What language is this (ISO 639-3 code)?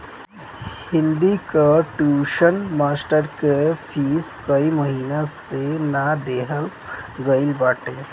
bho